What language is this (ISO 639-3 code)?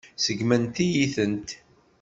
kab